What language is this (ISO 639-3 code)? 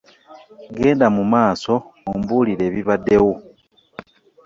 lug